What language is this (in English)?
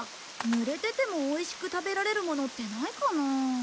Japanese